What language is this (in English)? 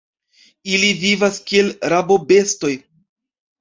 Esperanto